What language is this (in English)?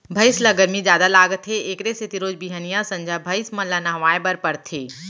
Chhattisgarhi